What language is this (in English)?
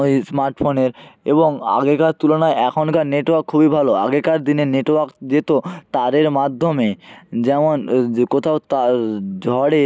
Bangla